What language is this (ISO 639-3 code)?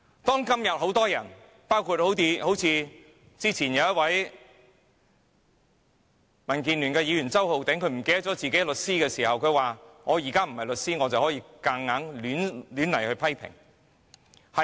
yue